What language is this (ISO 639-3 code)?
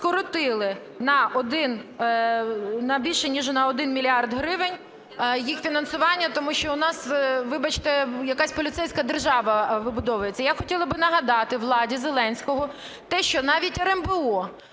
ukr